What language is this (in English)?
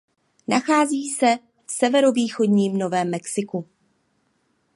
Czech